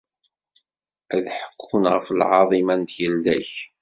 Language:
Kabyle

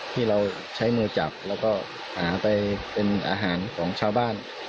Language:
Thai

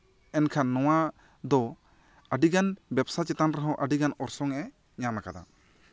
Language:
Santali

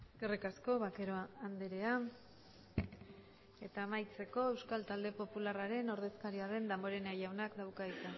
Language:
Basque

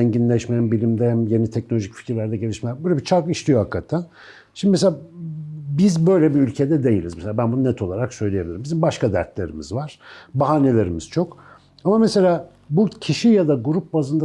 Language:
Turkish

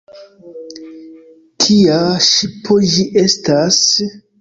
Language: Esperanto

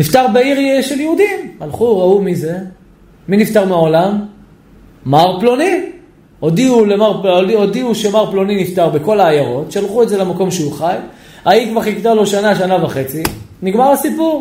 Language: Hebrew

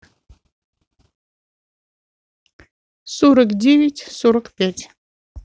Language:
Russian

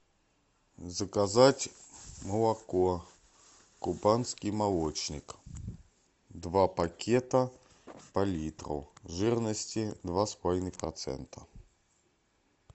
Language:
Russian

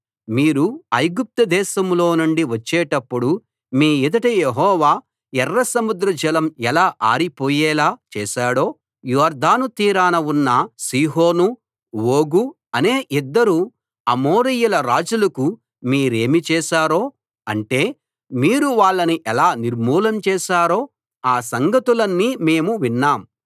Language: Telugu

